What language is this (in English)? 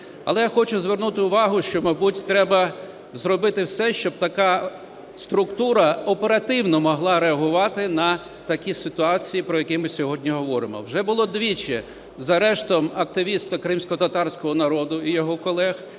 Ukrainian